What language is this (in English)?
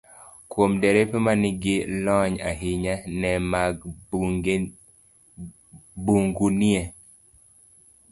Luo (Kenya and Tanzania)